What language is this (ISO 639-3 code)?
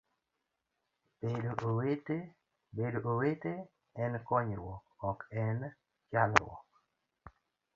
luo